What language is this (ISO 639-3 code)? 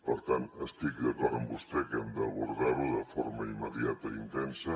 cat